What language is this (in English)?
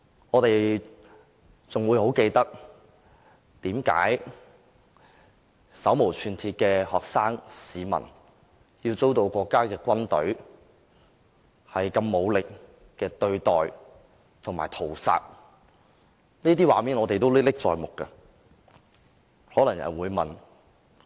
Cantonese